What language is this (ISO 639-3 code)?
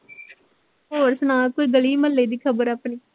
pan